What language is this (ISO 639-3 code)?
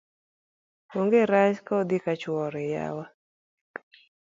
luo